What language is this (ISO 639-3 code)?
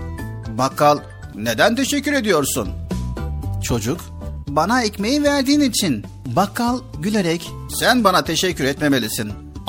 tur